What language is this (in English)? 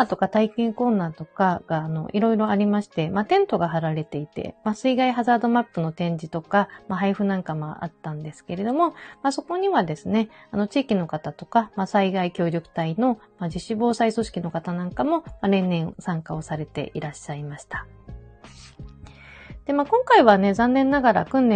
Japanese